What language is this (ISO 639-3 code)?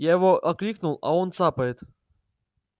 rus